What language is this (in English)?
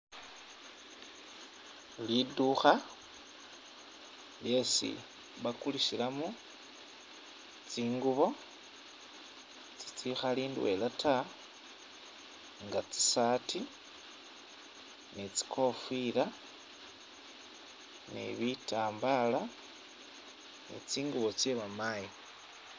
Masaaba